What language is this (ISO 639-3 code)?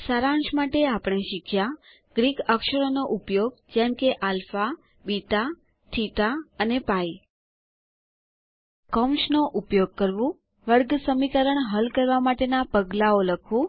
guj